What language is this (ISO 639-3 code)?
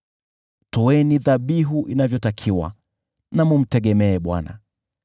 swa